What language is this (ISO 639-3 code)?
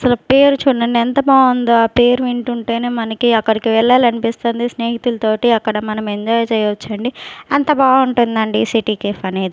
tel